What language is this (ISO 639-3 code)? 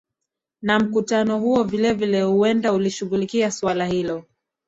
swa